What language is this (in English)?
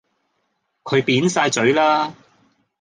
Cantonese